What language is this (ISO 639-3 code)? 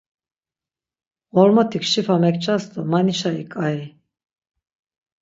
lzz